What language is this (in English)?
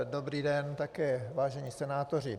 Czech